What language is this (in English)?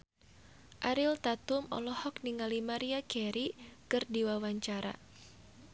Sundanese